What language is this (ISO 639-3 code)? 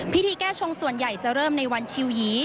tha